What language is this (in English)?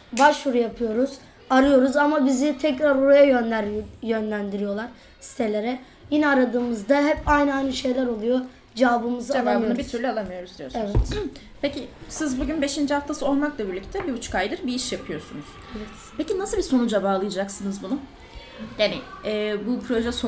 Turkish